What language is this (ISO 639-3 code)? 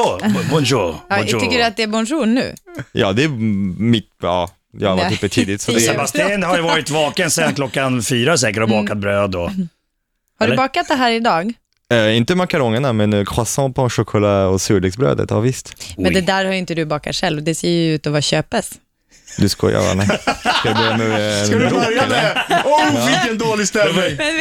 swe